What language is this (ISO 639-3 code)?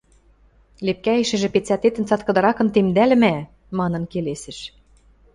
mrj